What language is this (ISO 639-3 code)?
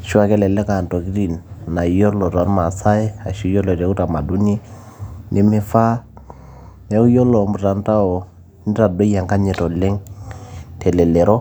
mas